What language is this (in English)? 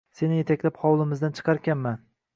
Uzbek